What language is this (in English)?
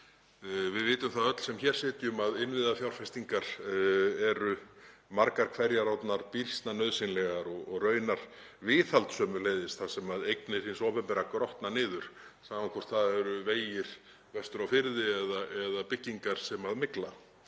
Icelandic